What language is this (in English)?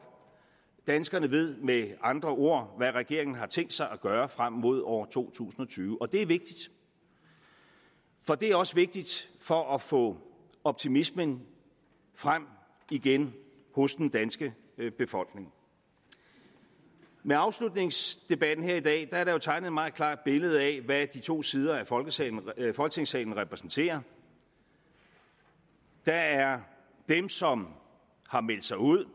Danish